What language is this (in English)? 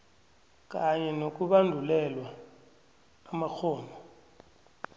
South Ndebele